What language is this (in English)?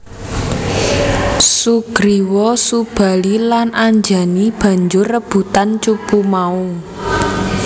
Javanese